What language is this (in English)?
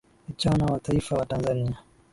Swahili